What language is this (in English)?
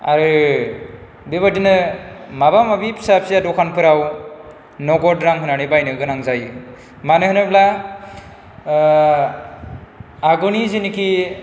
Bodo